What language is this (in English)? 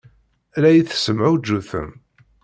Kabyle